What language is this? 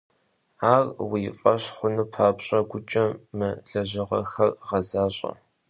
Kabardian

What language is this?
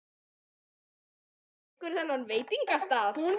Icelandic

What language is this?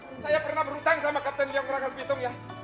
Indonesian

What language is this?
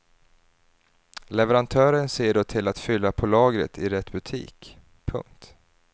Swedish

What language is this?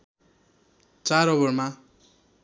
Nepali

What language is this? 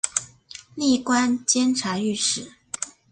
Chinese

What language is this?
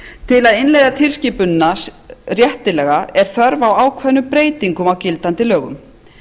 Icelandic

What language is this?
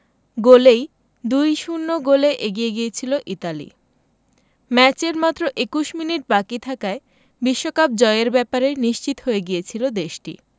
Bangla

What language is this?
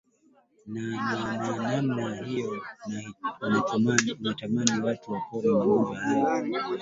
Swahili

